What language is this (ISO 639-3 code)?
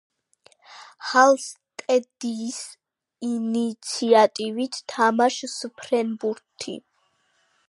kat